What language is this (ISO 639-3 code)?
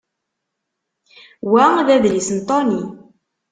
kab